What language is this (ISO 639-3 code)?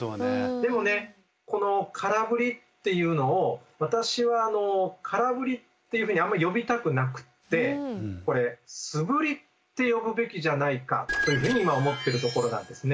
jpn